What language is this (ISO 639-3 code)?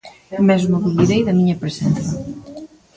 glg